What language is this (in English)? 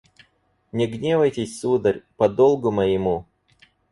Russian